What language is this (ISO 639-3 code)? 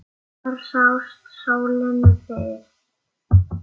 isl